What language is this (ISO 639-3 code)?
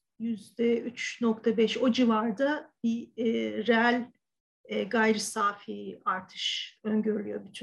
tur